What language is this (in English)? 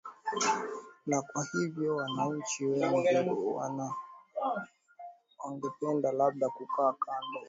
Swahili